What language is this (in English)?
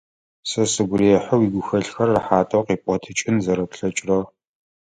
Adyghe